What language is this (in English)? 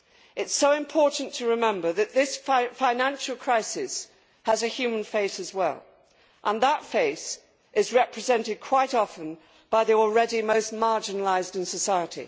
English